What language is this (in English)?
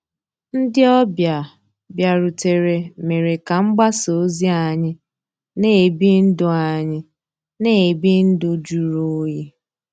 Igbo